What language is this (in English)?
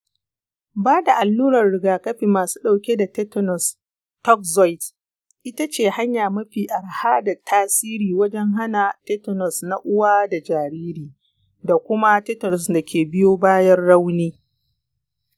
Hausa